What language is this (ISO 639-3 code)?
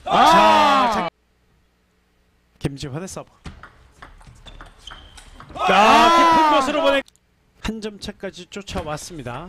kor